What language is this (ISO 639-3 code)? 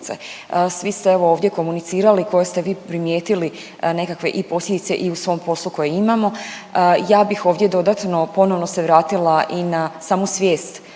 hrv